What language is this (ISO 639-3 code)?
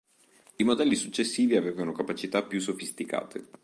ita